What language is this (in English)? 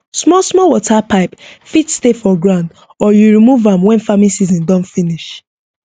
Nigerian Pidgin